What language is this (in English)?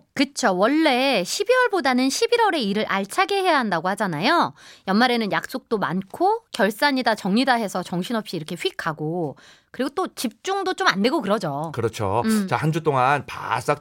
Korean